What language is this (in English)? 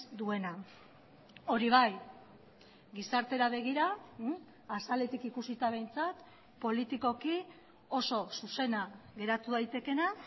Basque